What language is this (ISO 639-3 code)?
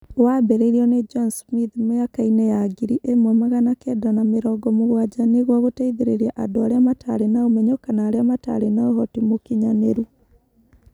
kik